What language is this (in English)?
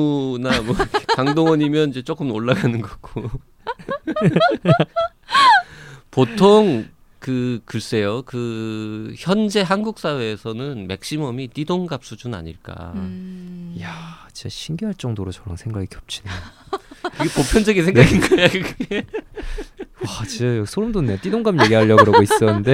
Korean